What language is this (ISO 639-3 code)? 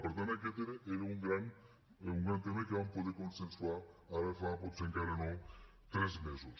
cat